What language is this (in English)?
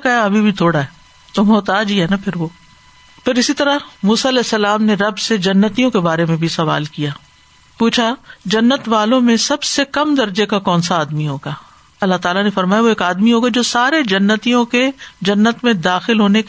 Urdu